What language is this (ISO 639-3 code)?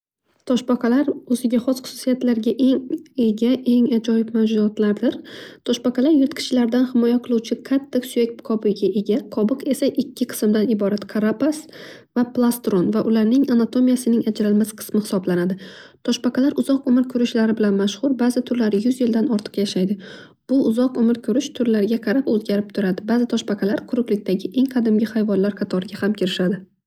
uzb